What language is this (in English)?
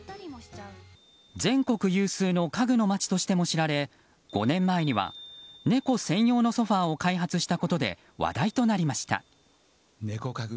Japanese